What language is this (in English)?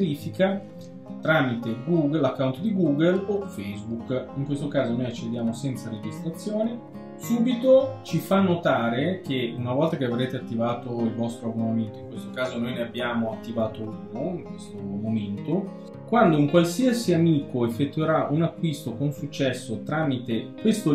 Italian